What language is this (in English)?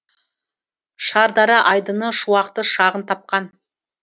Kazakh